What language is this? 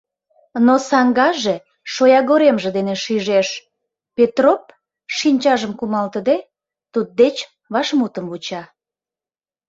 Mari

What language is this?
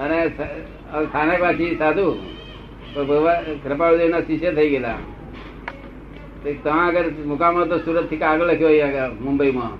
Gujarati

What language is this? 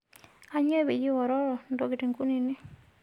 Masai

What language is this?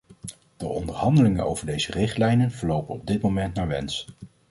Dutch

